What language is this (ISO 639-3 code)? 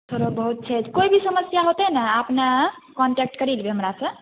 mai